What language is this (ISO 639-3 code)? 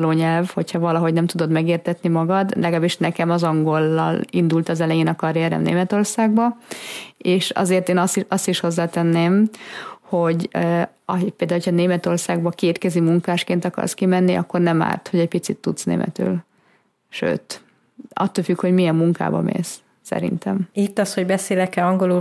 hun